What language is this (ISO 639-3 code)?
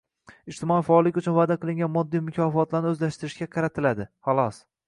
uzb